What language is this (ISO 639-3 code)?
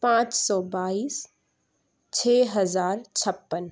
urd